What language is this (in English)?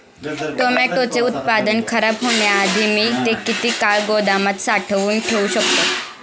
Marathi